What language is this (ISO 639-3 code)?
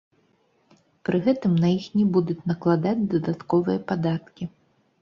bel